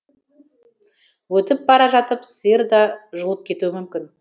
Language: Kazakh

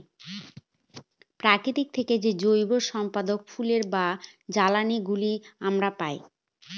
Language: Bangla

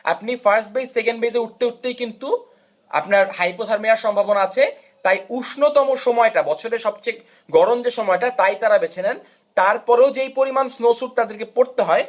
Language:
Bangla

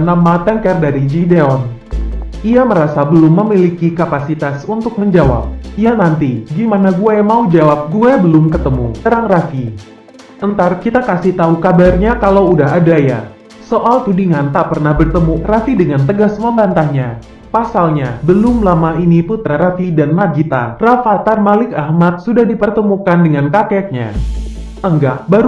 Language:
Indonesian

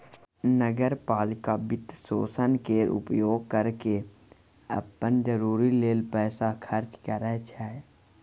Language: Maithili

